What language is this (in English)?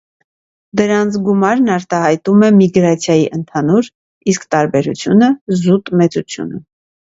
Armenian